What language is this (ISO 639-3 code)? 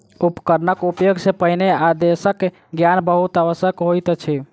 mai